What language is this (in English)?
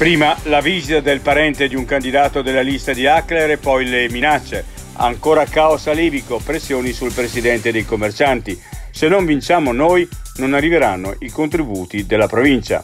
Italian